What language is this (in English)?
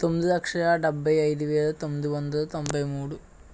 Telugu